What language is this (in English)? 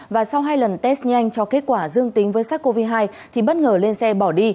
Vietnamese